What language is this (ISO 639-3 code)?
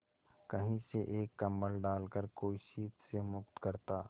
hin